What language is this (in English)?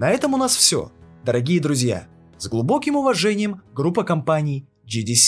Russian